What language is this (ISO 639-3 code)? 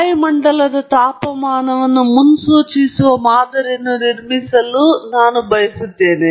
kan